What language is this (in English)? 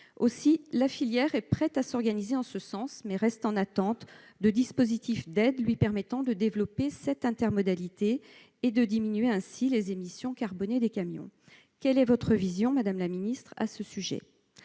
French